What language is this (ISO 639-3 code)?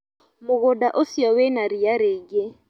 kik